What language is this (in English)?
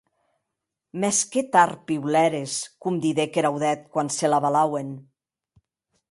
Occitan